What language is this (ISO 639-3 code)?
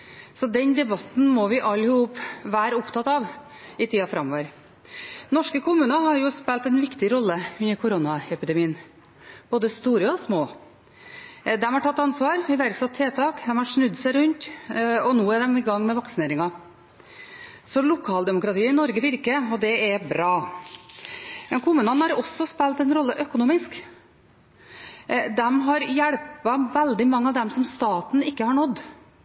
nob